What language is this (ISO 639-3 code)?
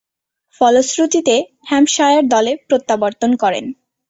ben